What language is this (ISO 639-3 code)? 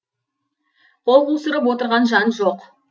kaz